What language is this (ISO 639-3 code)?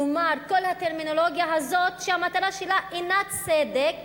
heb